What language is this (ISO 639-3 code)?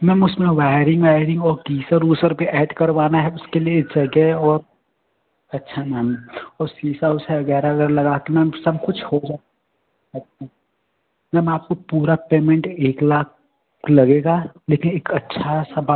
hin